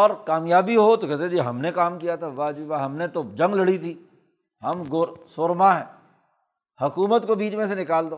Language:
Urdu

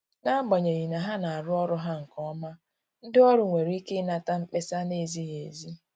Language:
Igbo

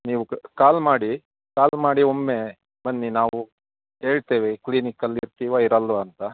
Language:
Kannada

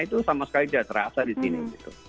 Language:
Indonesian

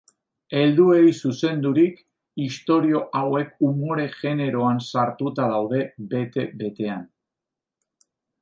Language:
Basque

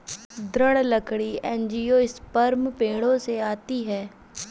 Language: Hindi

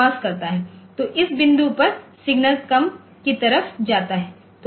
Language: Hindi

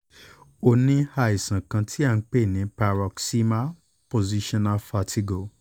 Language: Yoruba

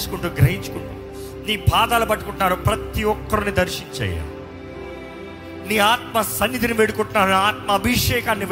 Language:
Telugu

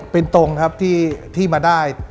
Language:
Thai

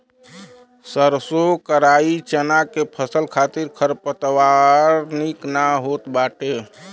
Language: Bhojpuri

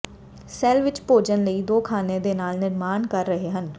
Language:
Punjabi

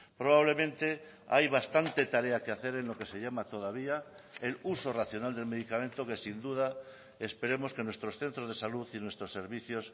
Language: Spanish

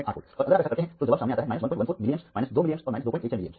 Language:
Hindi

